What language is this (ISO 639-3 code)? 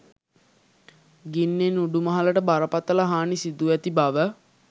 sin